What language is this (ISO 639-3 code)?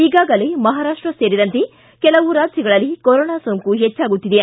kan